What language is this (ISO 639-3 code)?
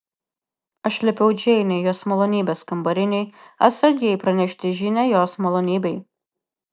lit